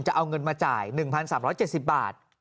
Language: Thai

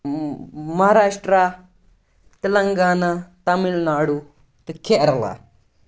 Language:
Kashmiri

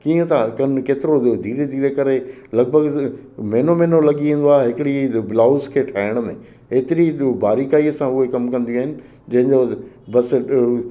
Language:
Sindhi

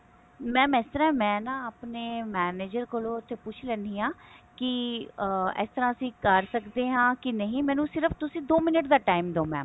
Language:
Punjabi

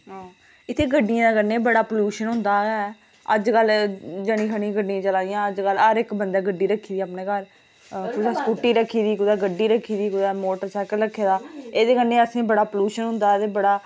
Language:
Dogri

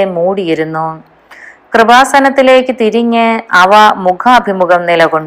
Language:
Malayalam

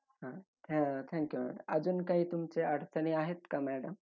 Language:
Marathi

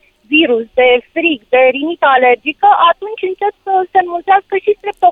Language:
Romanian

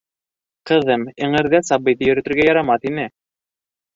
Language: Bashkir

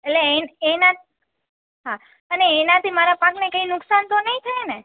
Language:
Gujarati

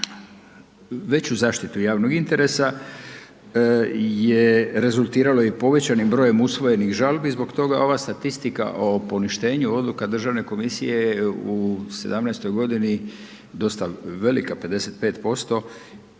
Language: Croatian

